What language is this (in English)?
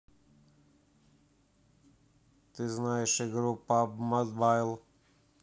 Russian